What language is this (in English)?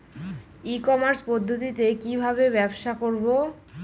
Bangla